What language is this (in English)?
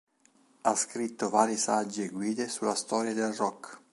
Italian